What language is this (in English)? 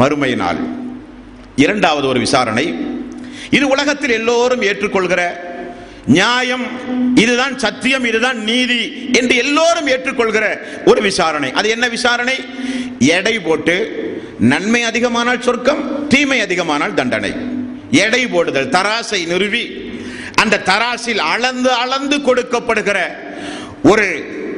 Tamil